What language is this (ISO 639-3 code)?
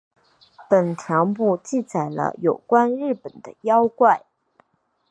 zho